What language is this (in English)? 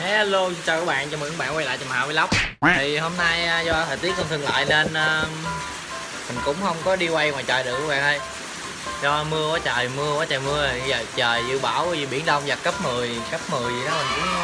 Vietnamese